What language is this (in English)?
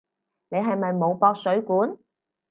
Cantonese